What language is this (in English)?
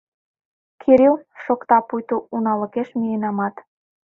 Mari